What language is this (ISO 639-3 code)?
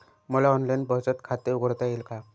mar